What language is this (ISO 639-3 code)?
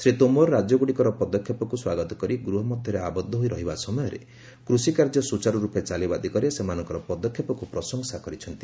ori